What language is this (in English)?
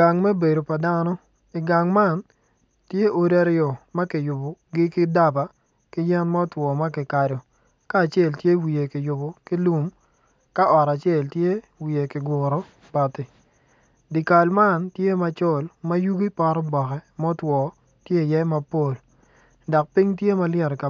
Acoli